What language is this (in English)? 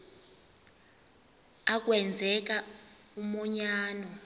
Xhosa